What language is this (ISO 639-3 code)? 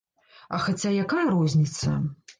bel